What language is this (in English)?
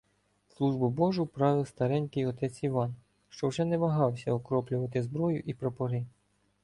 Ukrainian